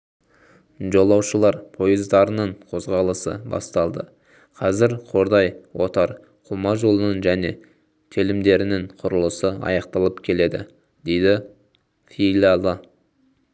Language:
Kazakh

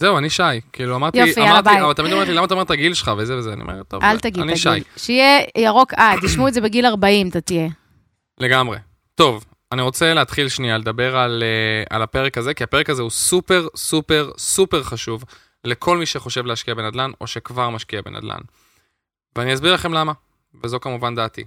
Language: Hebrew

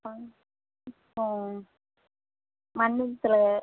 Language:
Tamil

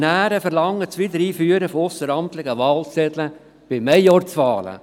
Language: Swiss German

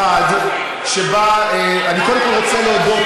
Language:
Hebrew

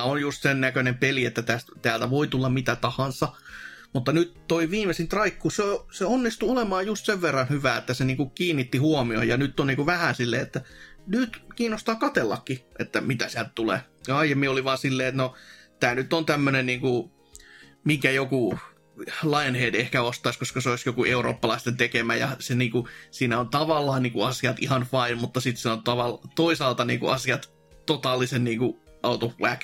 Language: Finnish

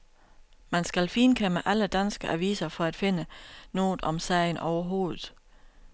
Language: Danish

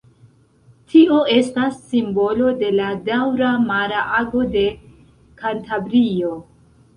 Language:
Esperanto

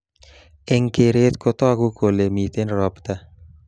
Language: Kalenjin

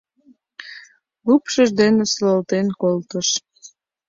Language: Mari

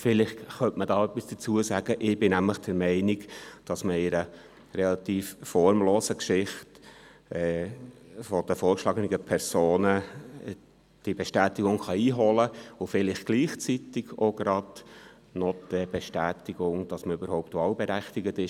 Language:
Swiss German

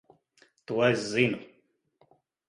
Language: Latvian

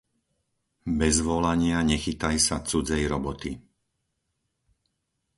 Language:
Slovak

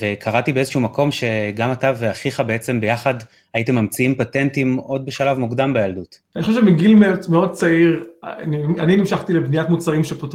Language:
Hebrew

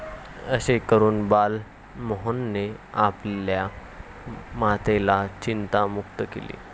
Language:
Marathi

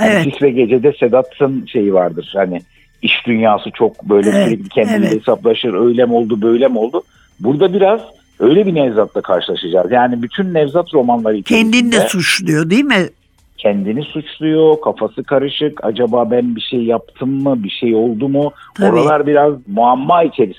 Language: Turkish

